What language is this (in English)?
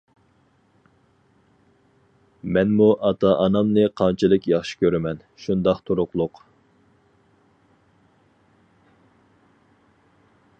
Uyghur